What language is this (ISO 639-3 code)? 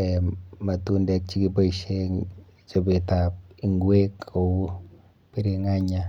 kln